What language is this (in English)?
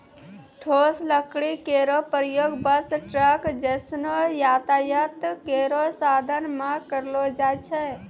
Maithili